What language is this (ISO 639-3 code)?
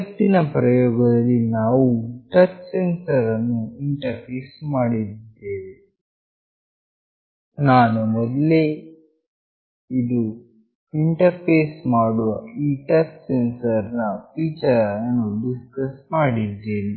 kan